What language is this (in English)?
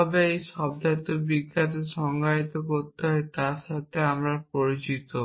Bangla